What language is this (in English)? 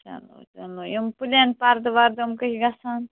Kashmiri